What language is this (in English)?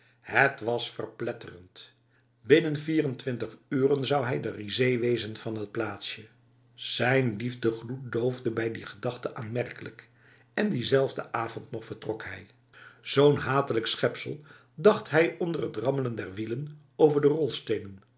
Dutch